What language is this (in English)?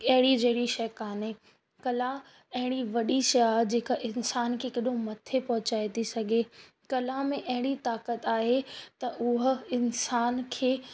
Sindhi